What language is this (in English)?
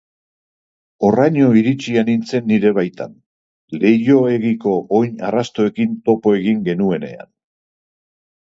Basque